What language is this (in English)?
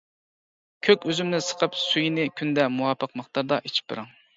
Uyghur